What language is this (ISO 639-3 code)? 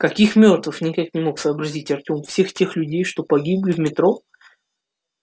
rus